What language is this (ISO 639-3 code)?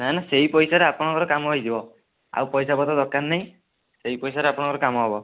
ori